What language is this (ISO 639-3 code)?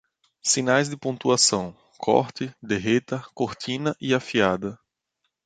por